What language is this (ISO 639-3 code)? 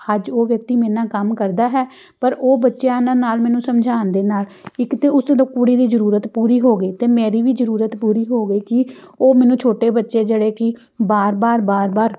pan